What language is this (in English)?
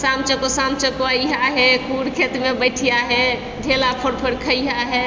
Maithili